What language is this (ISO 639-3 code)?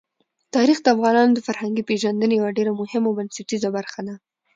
pus